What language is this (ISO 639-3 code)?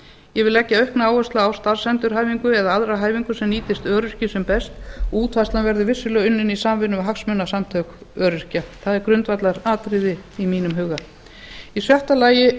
isl